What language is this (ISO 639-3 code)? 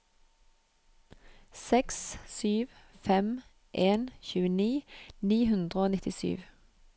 nor